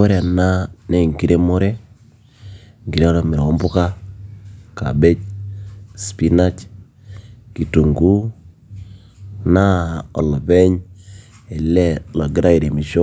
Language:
Masai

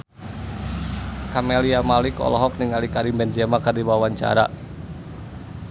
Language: Sundanese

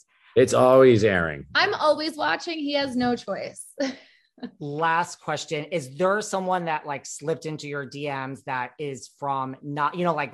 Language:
English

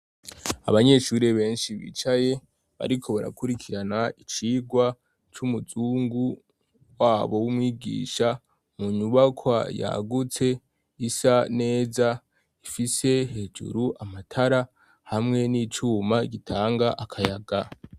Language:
Rundi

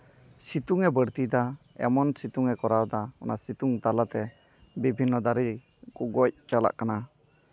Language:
Santali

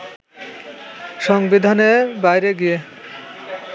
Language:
Bangla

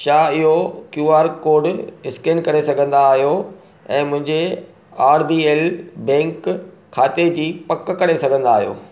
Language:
Sindhi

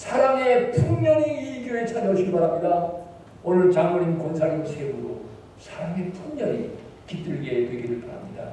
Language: Korean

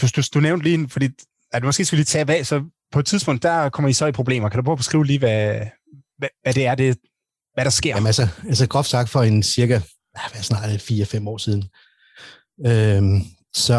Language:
Danish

